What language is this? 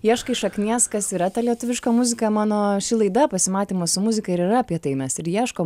Lithuanian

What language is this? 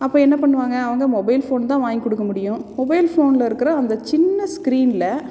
Tamil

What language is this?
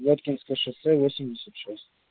Russian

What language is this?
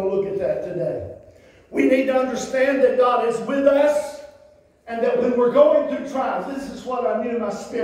English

